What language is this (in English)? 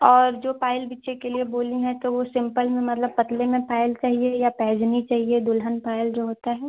Hindi